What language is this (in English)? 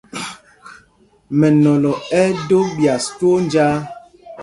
Mpumpong